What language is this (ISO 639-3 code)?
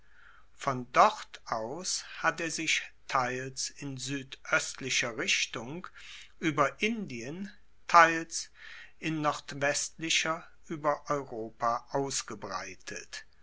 deu